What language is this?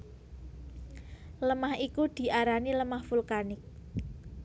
Javanese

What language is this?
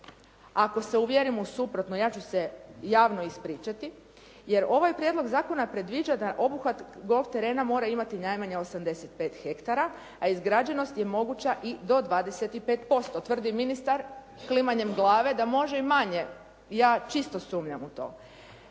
Croatian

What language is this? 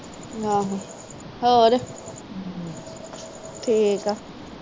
Punjabi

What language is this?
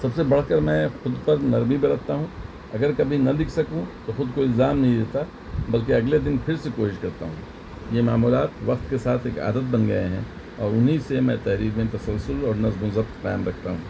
Urdu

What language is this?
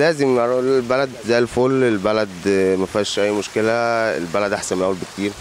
Arabic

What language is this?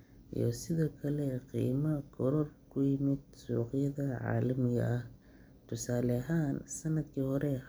Somali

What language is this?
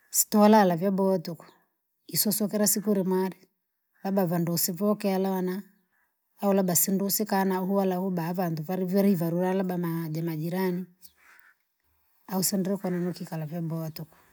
Langi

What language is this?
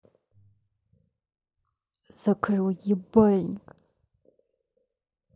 Russian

